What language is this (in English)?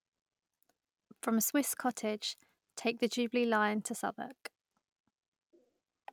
English